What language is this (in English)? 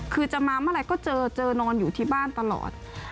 Thai